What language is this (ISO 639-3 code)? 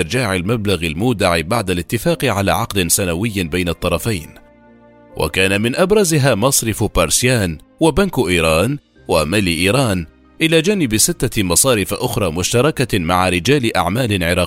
ara